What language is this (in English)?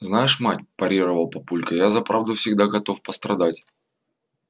Russian